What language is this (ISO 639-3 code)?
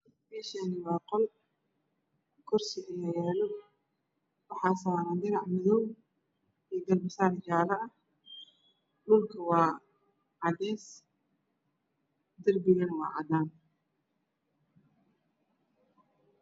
som